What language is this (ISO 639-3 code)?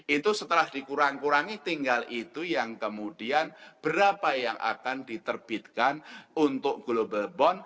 ind